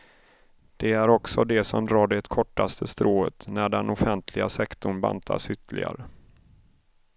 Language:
Swedish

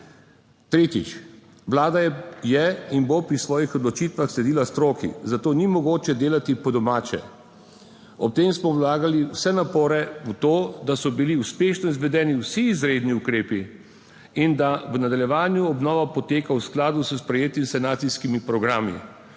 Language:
Slovenian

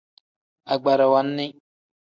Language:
Tem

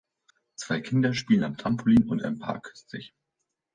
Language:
German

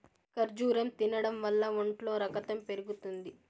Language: Telugu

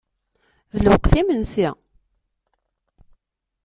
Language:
Kabyle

